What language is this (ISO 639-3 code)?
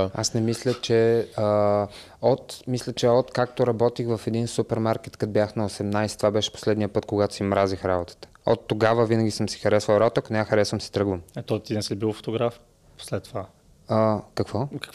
bul